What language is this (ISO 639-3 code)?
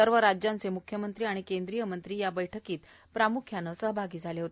mar